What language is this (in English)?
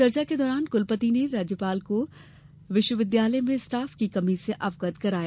Hindi